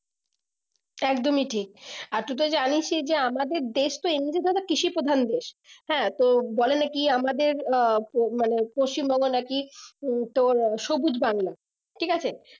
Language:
Bangla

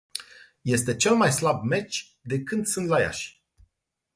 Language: Romanian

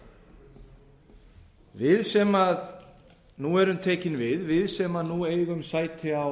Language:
Icelandic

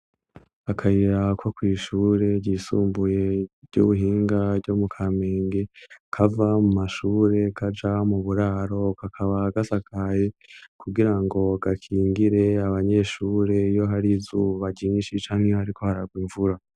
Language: Rundi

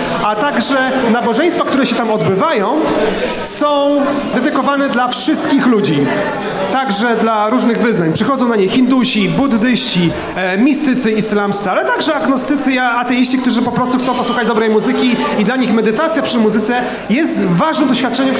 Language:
Polish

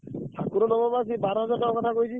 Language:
Odia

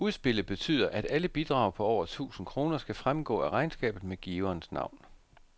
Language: Danish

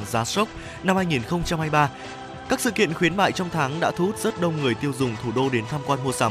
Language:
Vietnamese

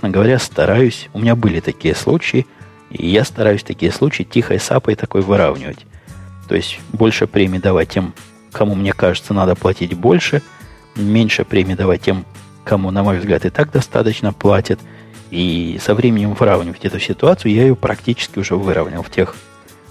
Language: Russian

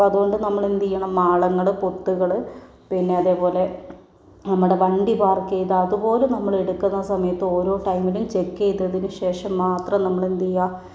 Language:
Malayalam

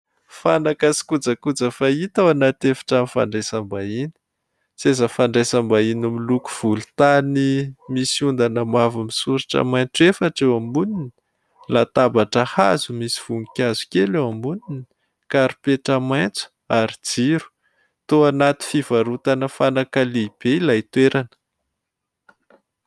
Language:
Malagasy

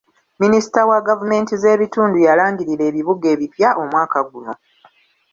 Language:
Ganda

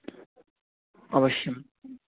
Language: Sanskrit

